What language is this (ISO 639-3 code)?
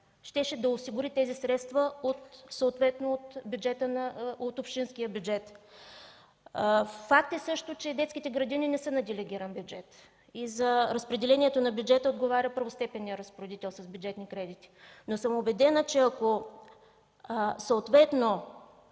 bul